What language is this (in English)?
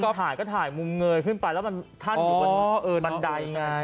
Thai